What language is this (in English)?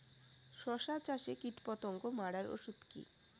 Bangla